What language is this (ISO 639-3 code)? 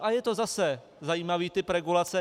ces